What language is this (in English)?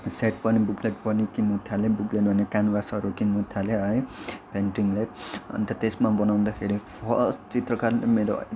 Nepali